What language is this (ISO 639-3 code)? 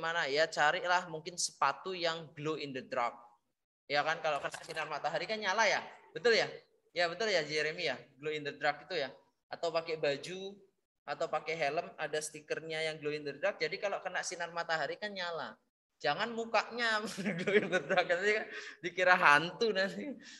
ind